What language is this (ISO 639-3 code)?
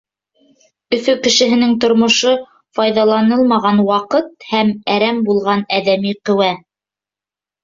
bak